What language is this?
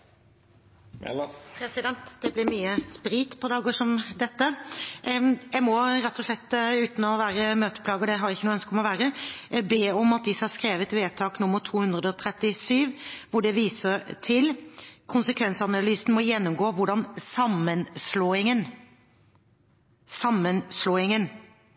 Norwegian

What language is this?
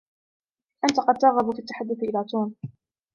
Arabic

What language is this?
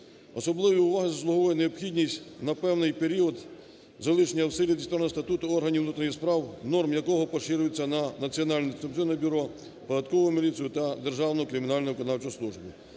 Ukrainian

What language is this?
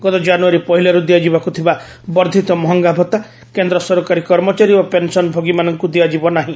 Odia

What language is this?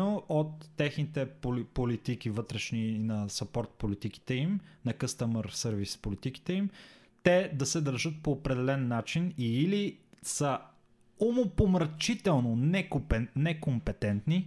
Bulgarian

